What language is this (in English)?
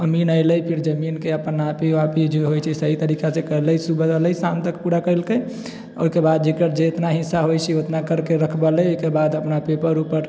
Maithili